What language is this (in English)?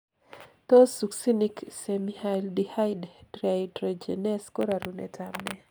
Kalenjin